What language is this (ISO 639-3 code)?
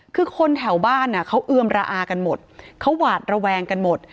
tha